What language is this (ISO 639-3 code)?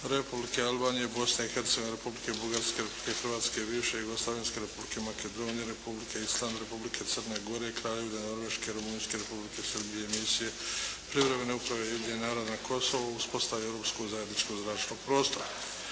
hrv